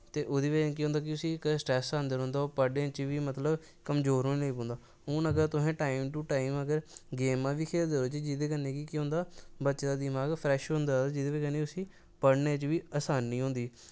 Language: Dogri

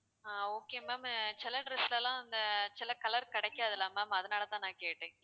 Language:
Tamil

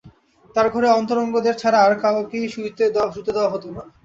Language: Bangla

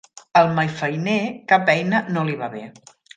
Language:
Catalan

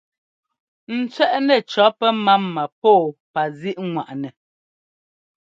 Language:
Ngomba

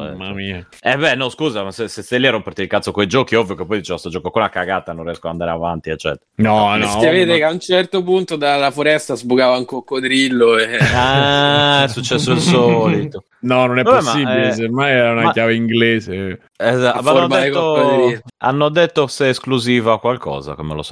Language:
Italian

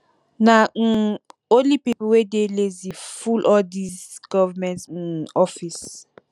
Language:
Nigerian Pidgin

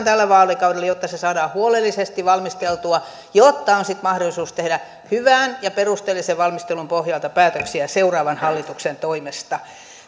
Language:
Finnish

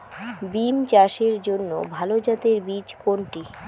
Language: Bangla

